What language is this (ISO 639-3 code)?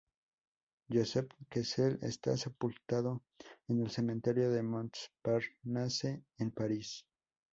spa